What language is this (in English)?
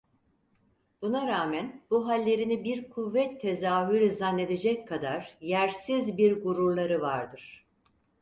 Turkish